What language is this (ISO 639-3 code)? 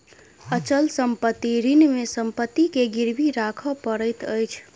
mai